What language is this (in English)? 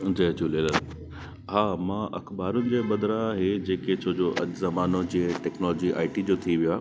Sindhi